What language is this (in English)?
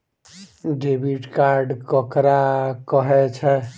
Maithili